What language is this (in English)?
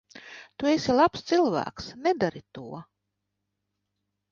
Latvian